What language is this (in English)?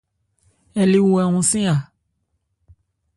Ebrié